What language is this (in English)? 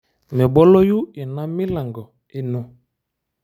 Masai